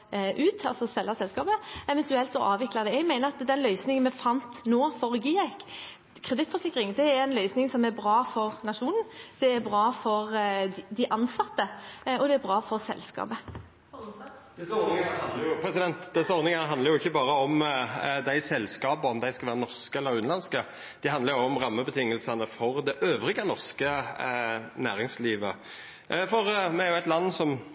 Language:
Norwegian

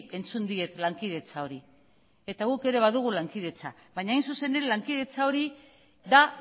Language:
Basque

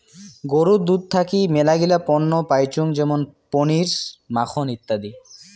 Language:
Bangla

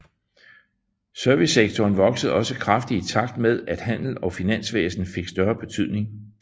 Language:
Danish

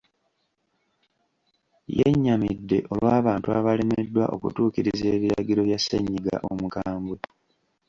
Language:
Ganda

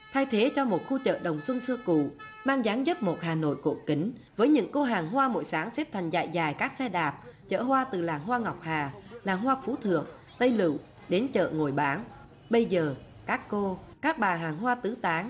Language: Vietnamese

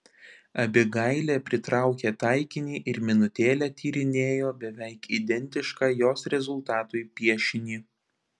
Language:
Lithuanian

